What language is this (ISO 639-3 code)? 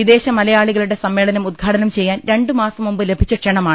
mal